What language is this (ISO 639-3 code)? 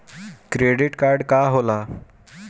bho